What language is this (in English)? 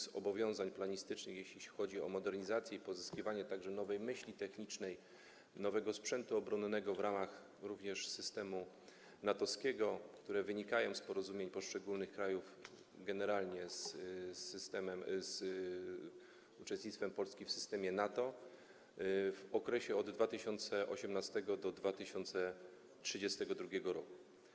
Polish